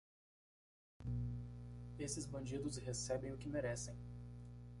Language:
Portuguese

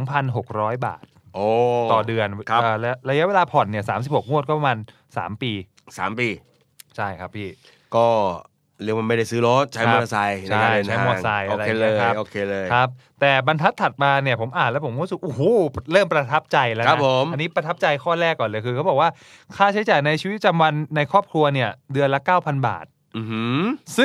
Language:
Thai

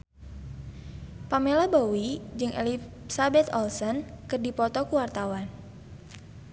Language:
Sundanese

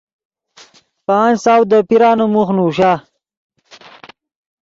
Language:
Yidgha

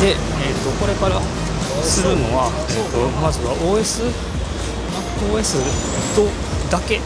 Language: Japanese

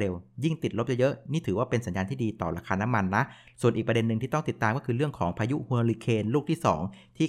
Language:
Thai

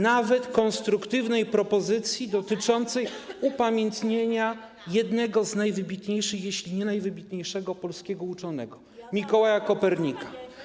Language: Polish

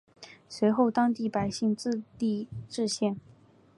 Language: Chinese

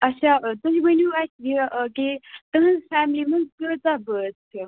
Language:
Kashmiri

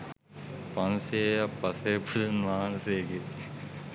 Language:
Sinhala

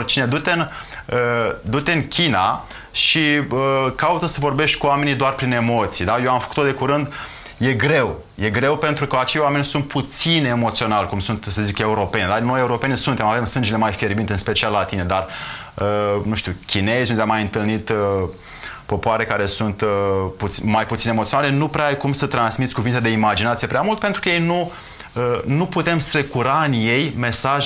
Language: Romanian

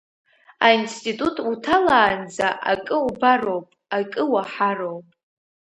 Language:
Abkhazian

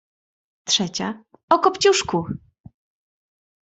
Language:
Polish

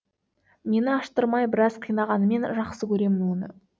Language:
Kazakh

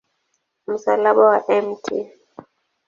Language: Swahili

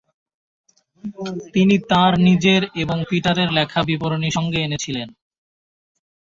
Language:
Bangla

